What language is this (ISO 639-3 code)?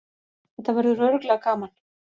isl